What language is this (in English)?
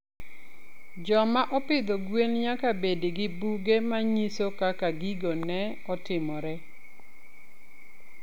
Luo (Kenya and Tanzania)